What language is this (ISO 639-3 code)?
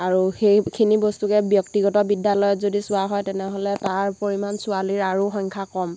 asm